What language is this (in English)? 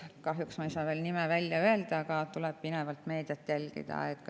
Estonian